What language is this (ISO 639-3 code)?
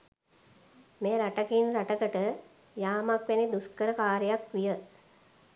sin